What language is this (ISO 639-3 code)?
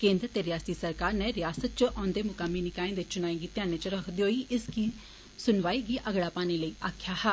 doi